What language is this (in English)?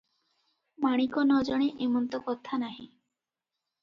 Odia